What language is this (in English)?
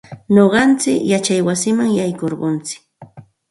Santa Ana de Tusi Pasco Quechua